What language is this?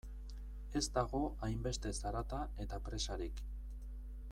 Basque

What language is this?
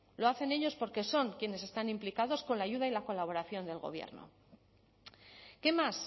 Spanish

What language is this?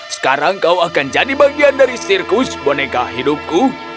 Indonesian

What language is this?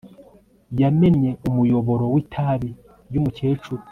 Kinyarwanda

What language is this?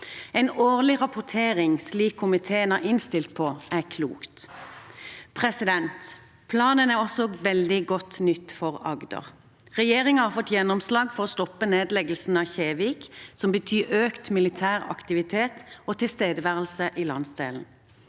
Norwegian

